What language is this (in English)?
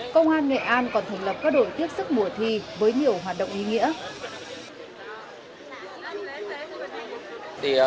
Vietnamese